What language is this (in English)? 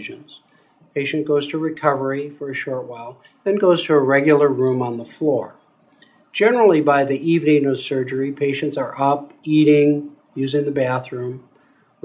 English